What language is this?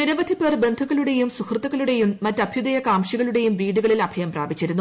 Malayalam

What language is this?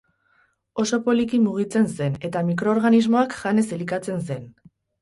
Basque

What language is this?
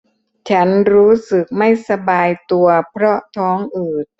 Thai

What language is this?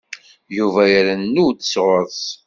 Kabyle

